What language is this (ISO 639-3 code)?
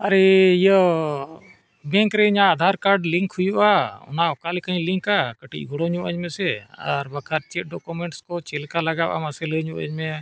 sat